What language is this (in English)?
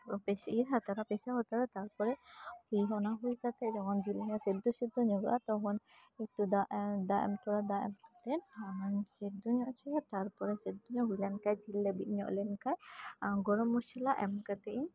Santali